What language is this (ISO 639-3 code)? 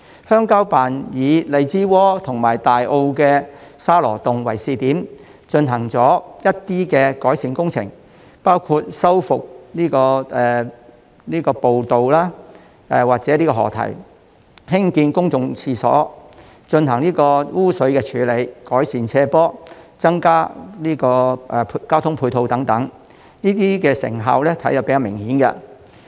yue